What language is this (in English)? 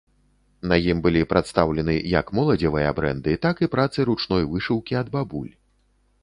Belarusian